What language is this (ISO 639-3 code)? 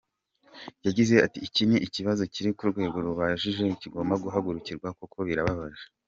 kin